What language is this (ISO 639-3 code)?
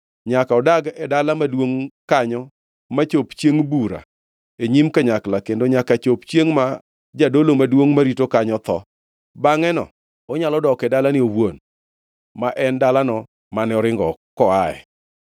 luo